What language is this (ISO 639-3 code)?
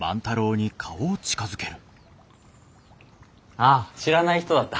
jpn